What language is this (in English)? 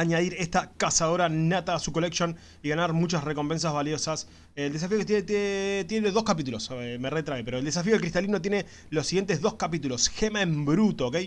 Spanish